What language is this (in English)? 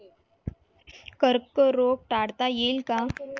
Marathi